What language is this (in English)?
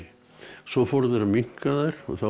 Icelandic